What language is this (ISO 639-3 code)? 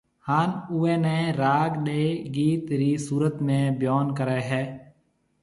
mve